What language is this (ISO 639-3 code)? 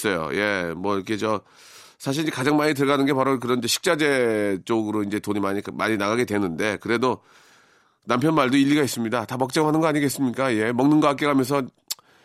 kor